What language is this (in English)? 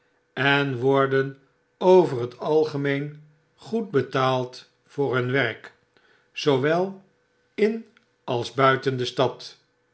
Dutch